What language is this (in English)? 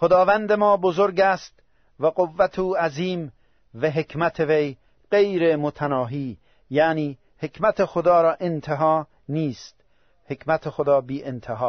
Persian